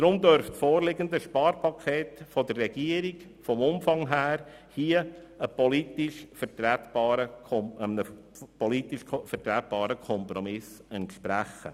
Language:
Swiss German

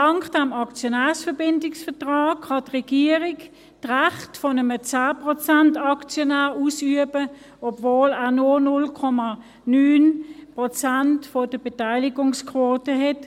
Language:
Swiss German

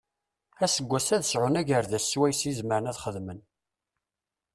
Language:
Kabyle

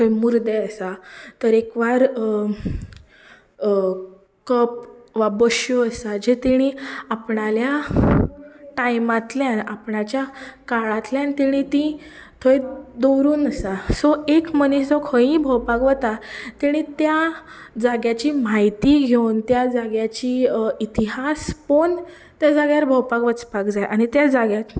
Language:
Konkani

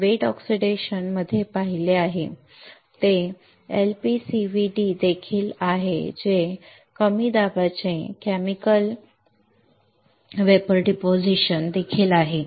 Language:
Marathi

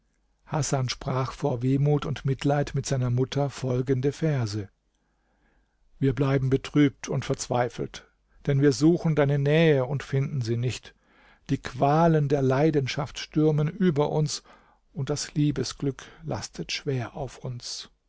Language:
German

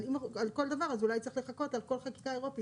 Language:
Hebrew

